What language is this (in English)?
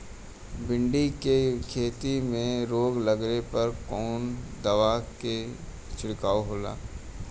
Bhojpuri